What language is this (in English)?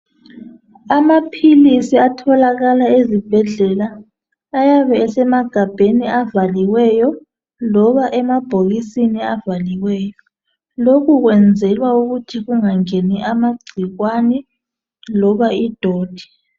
North Ndebele